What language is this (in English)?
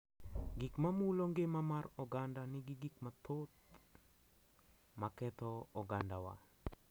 Luo (Kenya and Tanzania)